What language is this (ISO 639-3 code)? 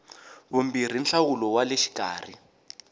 tso